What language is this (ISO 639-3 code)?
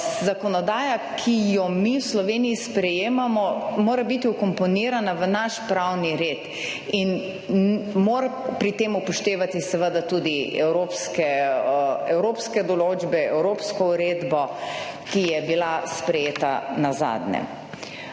slv